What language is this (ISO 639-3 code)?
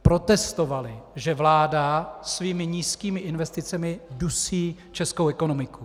ces